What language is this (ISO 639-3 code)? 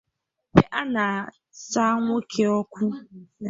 ibo